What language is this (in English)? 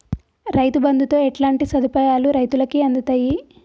Telugu